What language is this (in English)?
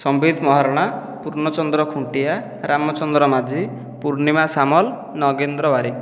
Odia